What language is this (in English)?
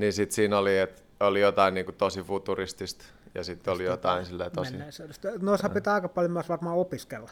Finnish